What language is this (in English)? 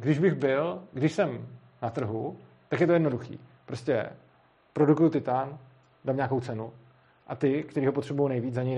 Czech